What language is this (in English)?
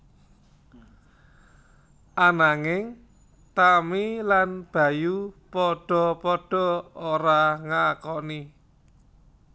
Javanese